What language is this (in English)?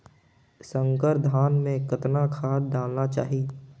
Chhattisgarhi